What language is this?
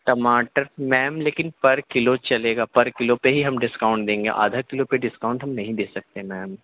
Urdu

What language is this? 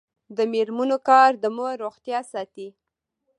Pashto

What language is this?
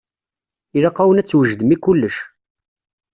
Kabyle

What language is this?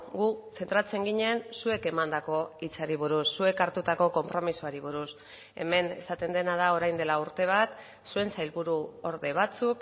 Basque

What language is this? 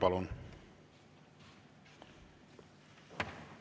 Estonian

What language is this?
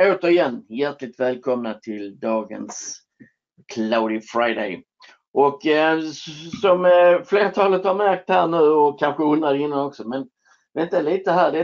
Swedish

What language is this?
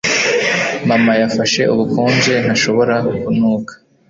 Kinyarwanda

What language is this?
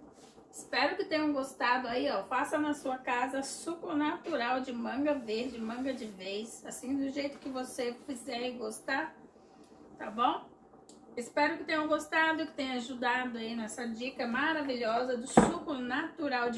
Portuguese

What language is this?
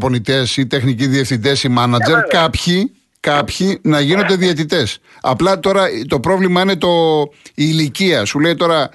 Greek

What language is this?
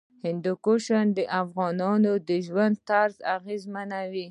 Pashto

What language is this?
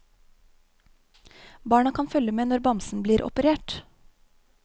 Norwegian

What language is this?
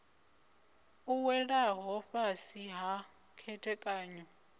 Venda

